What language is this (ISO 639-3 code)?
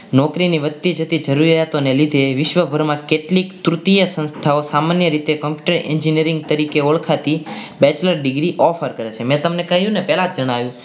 guj